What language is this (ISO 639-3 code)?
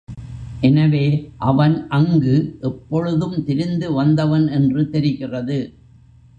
tam